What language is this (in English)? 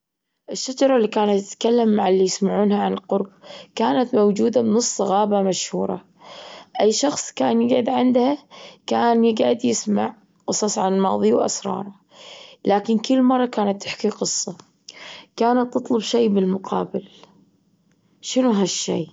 Gulf Arabic